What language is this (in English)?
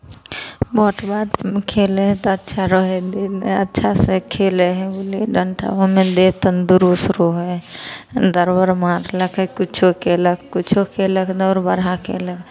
Maithili